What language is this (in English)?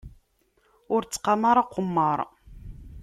Kabyle